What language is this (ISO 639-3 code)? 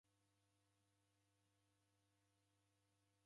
dav